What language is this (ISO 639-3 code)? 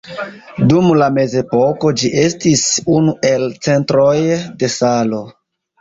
epo